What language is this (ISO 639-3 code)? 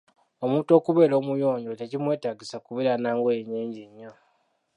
lug